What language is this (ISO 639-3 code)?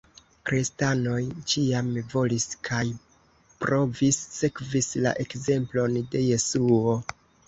epo